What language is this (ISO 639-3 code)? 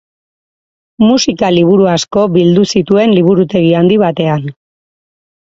eus